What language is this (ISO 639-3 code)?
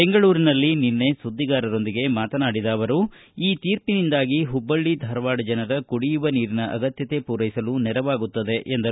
kan